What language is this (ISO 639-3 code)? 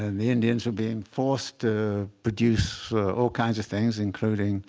eng